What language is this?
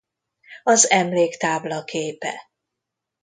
Hungarian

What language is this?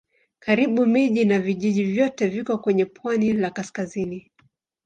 Swahili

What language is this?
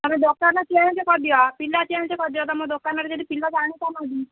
Odia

